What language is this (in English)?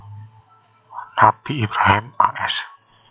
Javanese